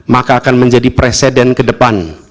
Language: Indonesian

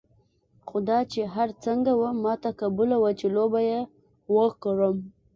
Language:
Pashto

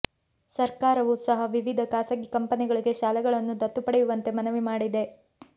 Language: Kannada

